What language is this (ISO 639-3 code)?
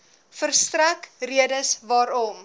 afr